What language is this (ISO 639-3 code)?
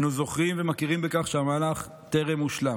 heb